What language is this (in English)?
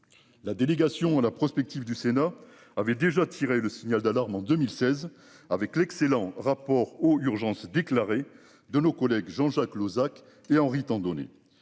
French